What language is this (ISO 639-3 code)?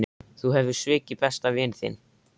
isl